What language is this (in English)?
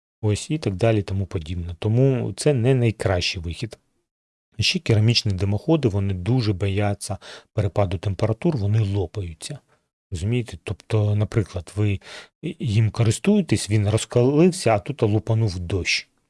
Ukrainian